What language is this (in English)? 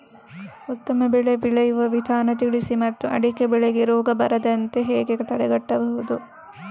Kannada